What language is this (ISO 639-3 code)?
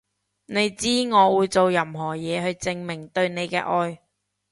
yue